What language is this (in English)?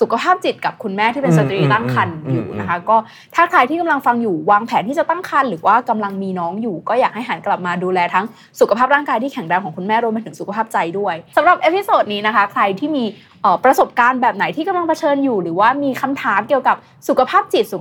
Thai